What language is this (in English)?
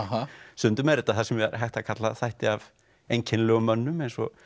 Icelandic